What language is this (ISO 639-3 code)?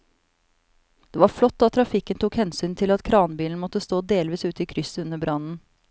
nor